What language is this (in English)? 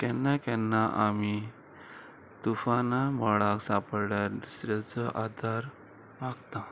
Konkani